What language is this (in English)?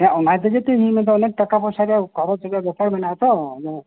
Santali